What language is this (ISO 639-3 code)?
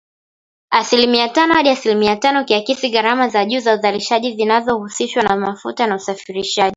swa